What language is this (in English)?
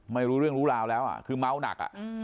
Thai